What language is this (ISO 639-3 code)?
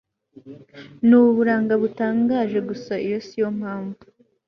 kin